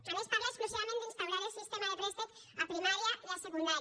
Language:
Catalan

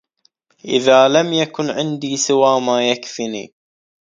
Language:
Arabic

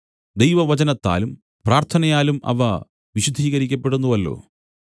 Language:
Malayalam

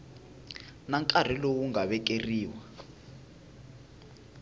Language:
Tsonga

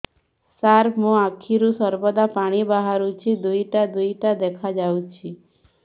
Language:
Odia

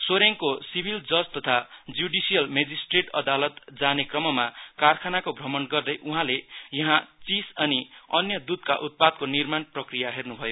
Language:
Nepali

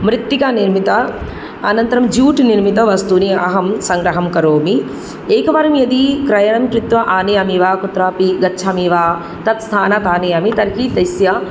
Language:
Sanskrit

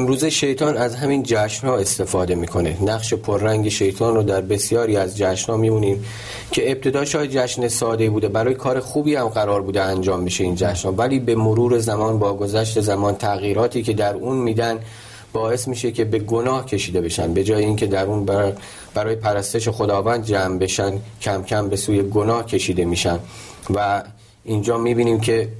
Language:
Persian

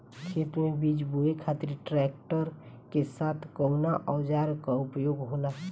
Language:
Bhojpuri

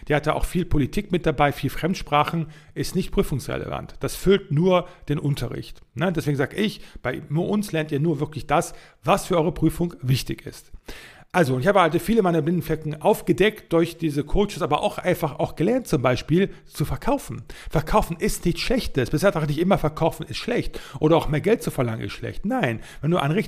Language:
German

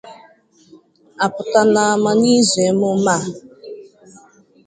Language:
Igbo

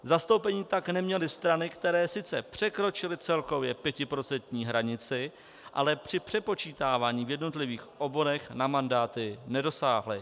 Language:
Czech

